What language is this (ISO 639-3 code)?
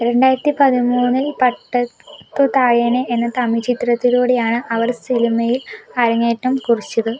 mal